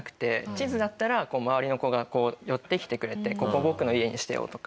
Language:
Japanese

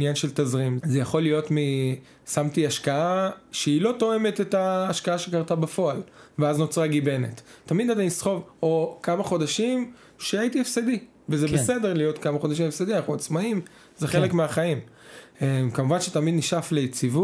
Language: Hebrew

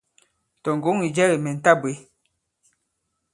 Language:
Bankon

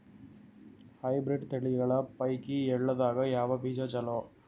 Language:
Kannada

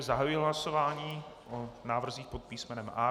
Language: Czech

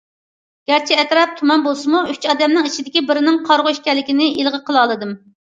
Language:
Uyghur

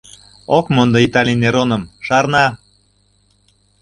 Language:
Mari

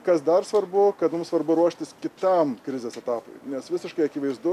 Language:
Lithuanian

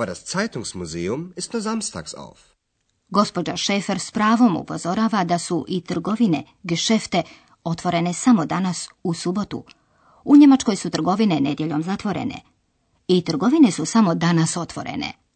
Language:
Croatian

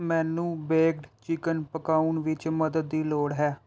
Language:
Punjabi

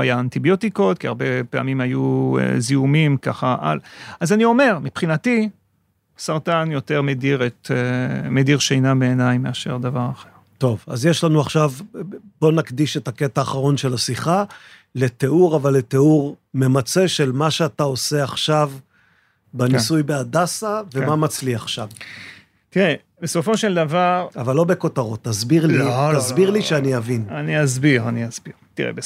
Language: Hebrew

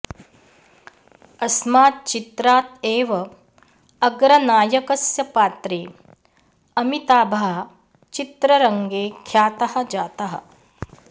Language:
Sanskrit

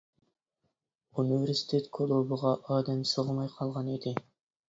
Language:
Uyghur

